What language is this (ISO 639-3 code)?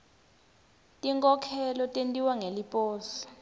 ssw